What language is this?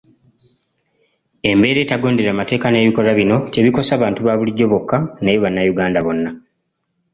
Ganda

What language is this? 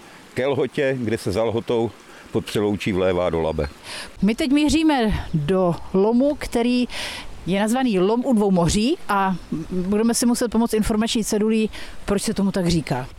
Czech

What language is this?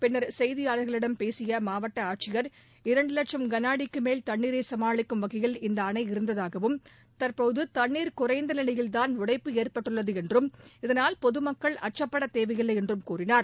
Tamil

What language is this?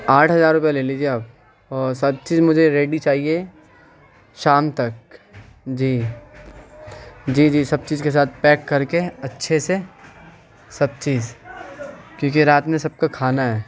Urdu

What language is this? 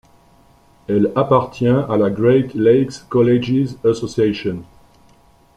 French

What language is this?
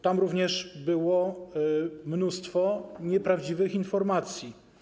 Polish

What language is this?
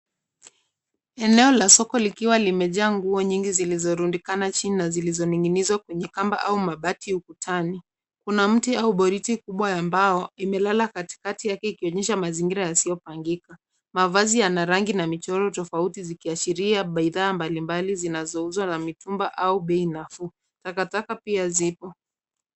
Swahili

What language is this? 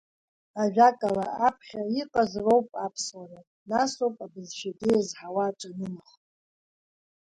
Abkhazian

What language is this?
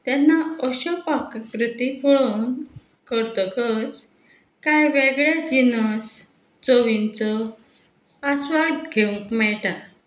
Konkani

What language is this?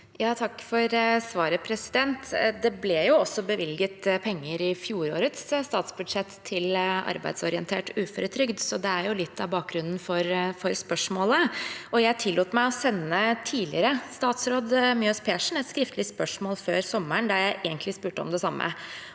Norwegian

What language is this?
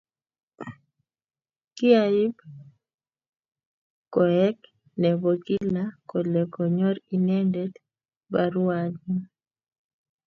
Kalenjin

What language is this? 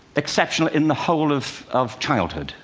English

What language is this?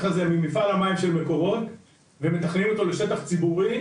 Hebrew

